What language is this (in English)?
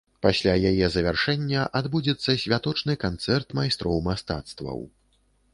Belarusian